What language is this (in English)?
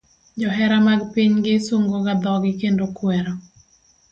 Luo (Kenya and Tanzania)